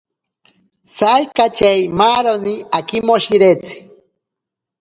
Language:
Ashéninka Perené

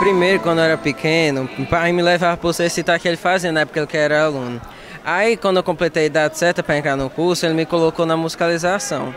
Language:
Portuguese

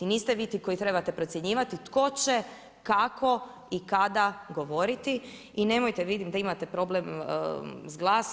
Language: Croatian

